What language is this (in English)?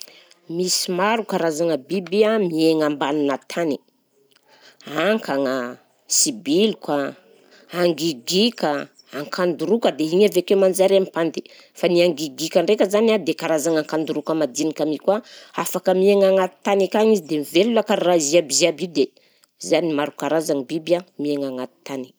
Southern Betsimisaraka Malagasy